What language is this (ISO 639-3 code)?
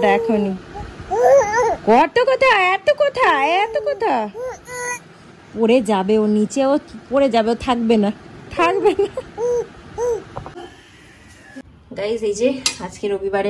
hin